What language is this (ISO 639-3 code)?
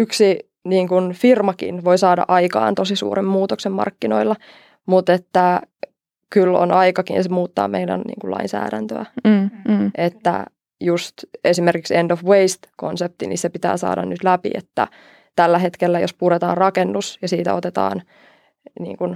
fin